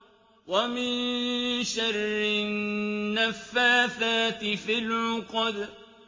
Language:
Arabic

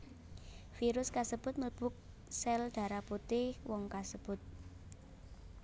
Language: Javanese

